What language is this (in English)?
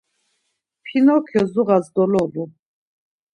Laz